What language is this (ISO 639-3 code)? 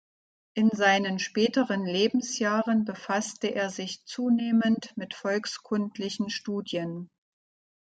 deu